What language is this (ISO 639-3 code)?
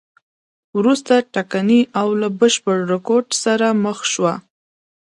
pus